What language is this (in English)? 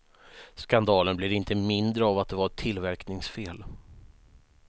Swedish